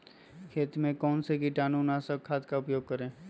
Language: Magahi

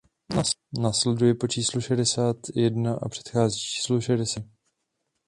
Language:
Czech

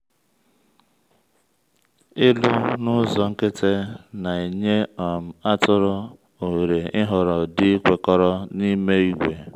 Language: Igbo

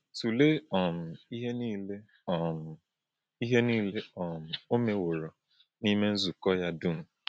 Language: Igbo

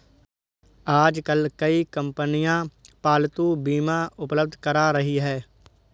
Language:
Hindi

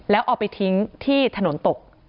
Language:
Thai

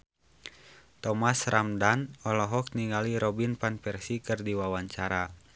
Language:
Sundanese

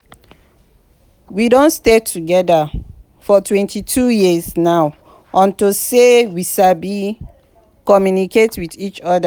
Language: Nigerian Pidgin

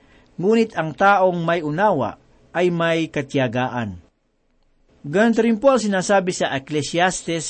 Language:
Filipino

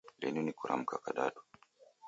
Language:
Taita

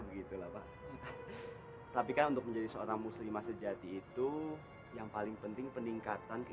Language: Indonesian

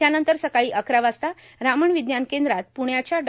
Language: Marathi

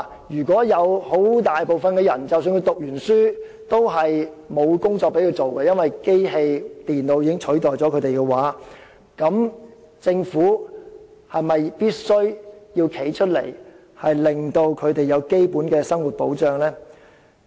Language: Cantonese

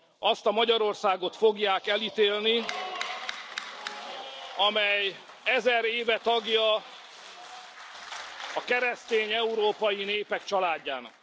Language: Hungarian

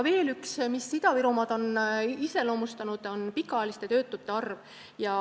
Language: Estonian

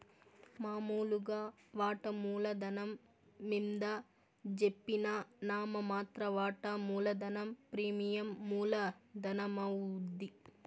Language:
Telugu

